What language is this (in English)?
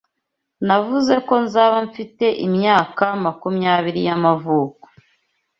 Kinyarwanda